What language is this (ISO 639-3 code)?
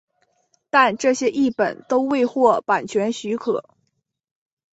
zho